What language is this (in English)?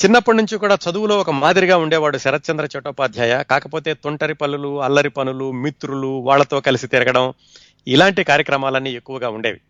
Telugu